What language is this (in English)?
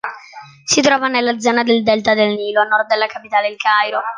Italian